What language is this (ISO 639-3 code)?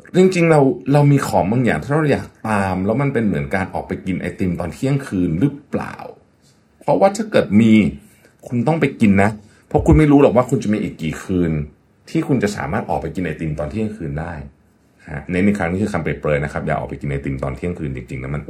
tha